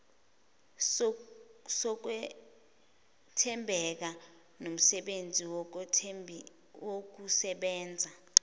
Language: Zulu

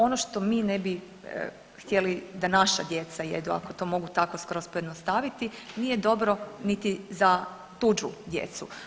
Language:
Croatian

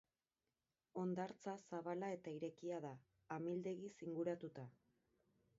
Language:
Basque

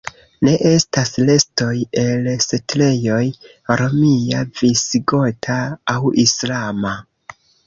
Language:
Esperanto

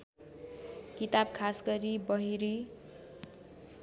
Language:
Nepali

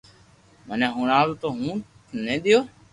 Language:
Loarki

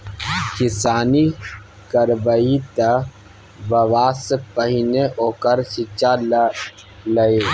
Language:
Maithili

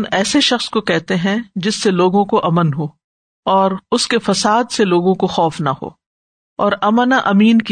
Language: Urdu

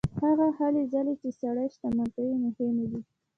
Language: Pashto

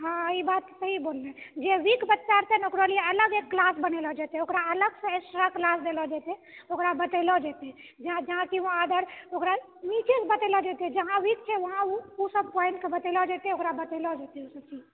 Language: Maithili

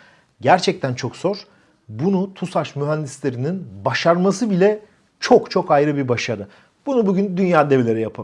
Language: Turkish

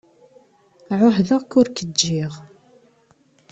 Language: Kabyle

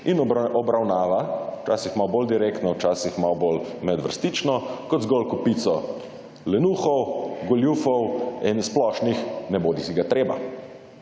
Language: Slovenian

